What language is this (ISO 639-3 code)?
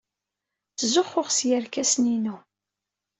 kab